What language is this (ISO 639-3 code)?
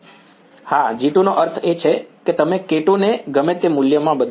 guj